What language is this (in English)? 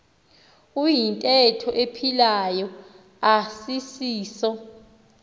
Xhosa